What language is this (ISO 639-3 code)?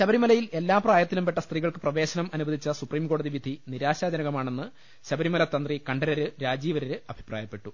mal